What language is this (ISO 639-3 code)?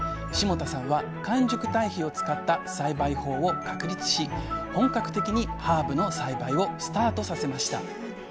jpn